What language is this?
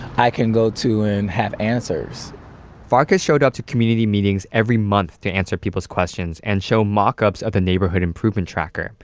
English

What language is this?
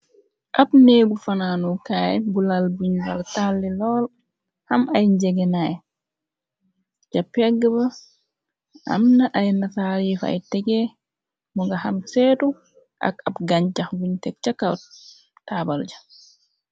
Wolof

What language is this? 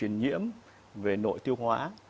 Vietnamese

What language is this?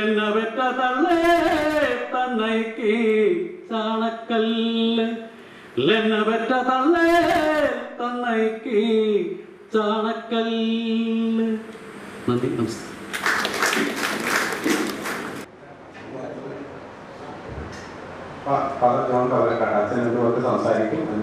Malayalam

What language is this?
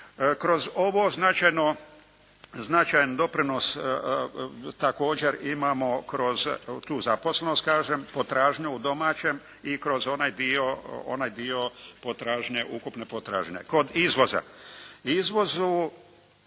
Croatian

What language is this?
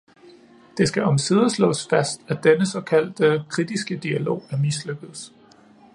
Danish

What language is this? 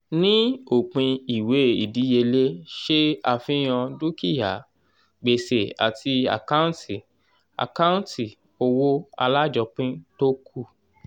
Yoruba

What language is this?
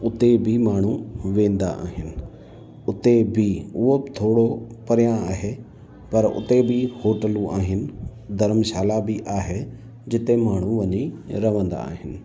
Sindhi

